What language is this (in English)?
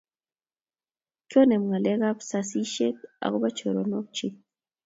Kalenjin